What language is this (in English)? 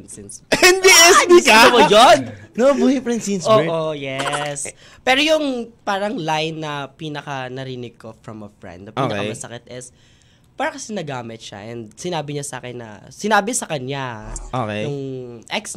Filipino